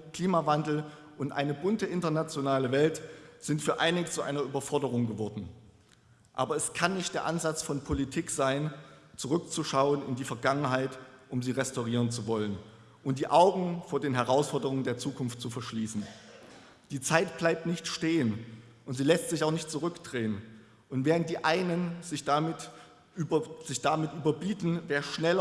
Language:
German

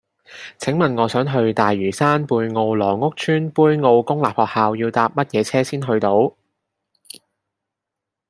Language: Cantonese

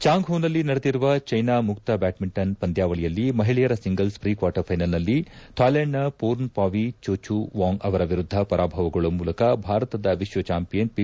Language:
Kannada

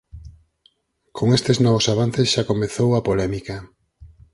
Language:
Galician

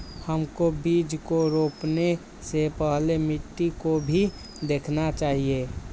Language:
Magahi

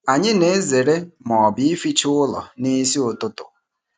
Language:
Igbo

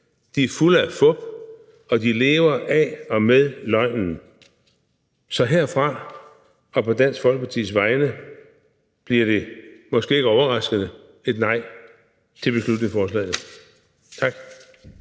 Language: Danish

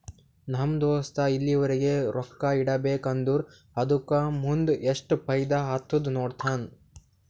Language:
Kannada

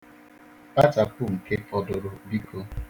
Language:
Igbo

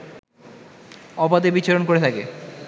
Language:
Bangla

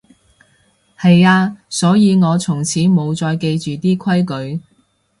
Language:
Cantonese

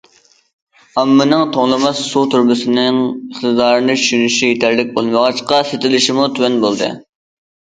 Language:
Uyghur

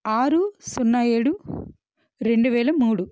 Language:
Telugu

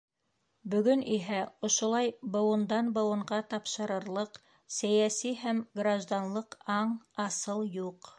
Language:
Bashkir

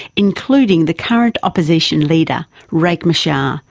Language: English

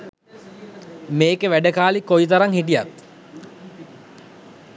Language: Sinhala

